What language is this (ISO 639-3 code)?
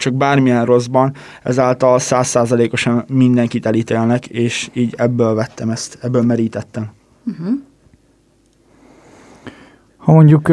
hun